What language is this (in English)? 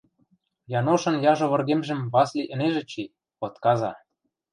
Western Mari